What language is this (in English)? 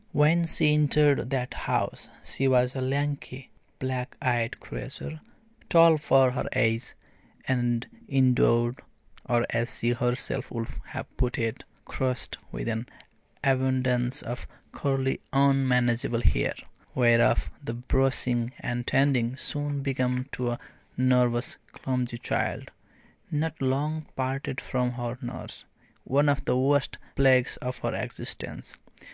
English